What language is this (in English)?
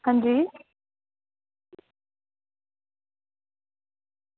Dogri